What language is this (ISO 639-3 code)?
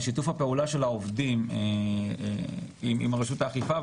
heb